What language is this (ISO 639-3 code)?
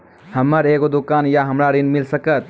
mai